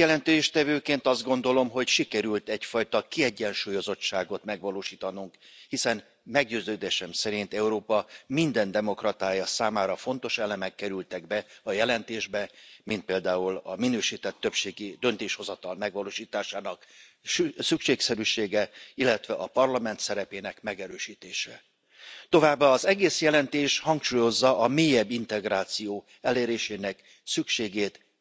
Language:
Hungarian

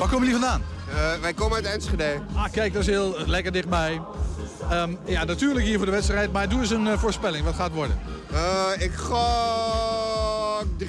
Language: Dutch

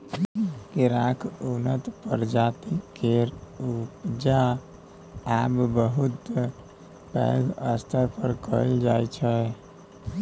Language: Maithili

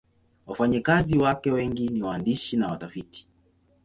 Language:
Swahili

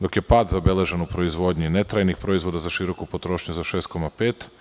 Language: Serbian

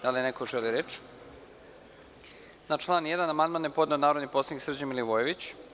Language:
Serbian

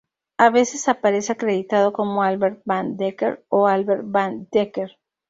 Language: Spanish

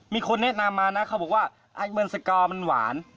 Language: Thai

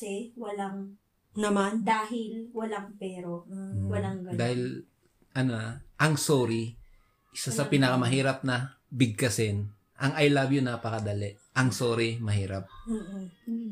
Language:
Filipino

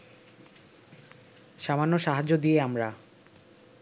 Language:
Bangla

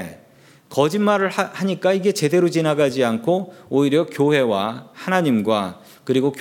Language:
Korean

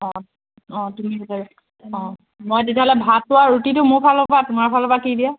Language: Assamese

